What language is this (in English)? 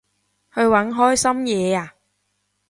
Cantonese